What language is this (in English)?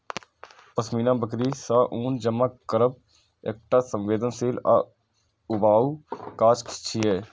Maithili